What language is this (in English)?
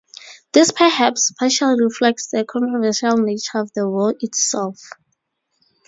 English